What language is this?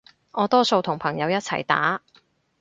Cantonese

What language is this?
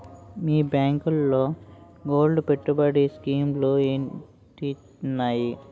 Telugu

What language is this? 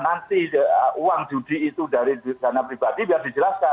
Indonesian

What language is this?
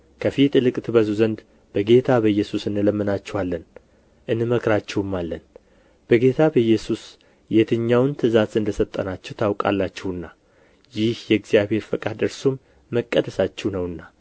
Amharic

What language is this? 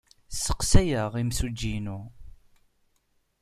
Kabyle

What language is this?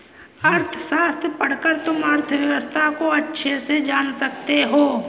Hindi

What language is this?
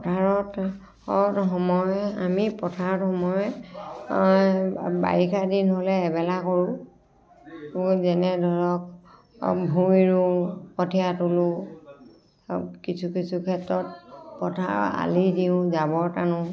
Assamese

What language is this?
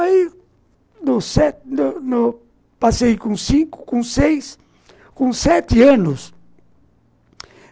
Portuguese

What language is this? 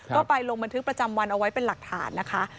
Thai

